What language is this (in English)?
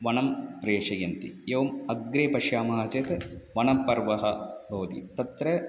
Sanskrit